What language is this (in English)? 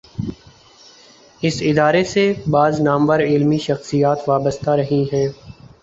Urdu